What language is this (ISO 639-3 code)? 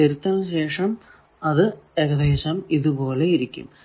mal